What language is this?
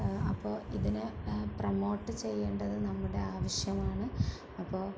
Malayalam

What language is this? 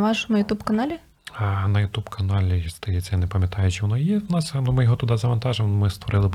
Ukrainian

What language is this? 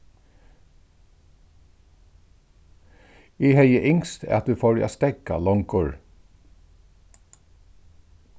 Faroese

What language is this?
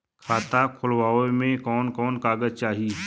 Bhojpuri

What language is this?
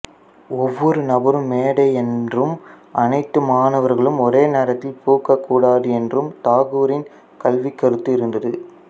Tamil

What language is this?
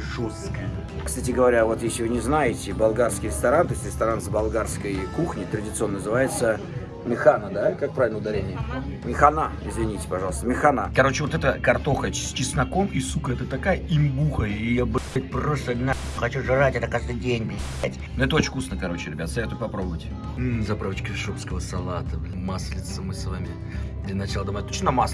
Russian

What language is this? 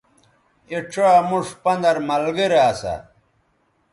Bateri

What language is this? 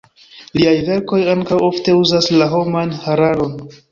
Esperanto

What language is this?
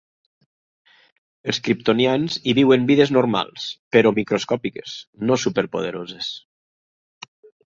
Catalan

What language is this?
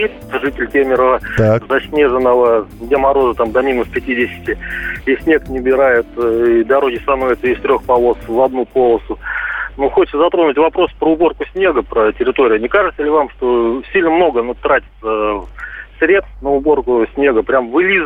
Russian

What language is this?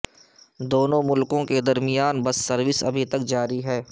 Urdu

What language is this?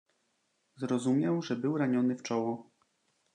Polish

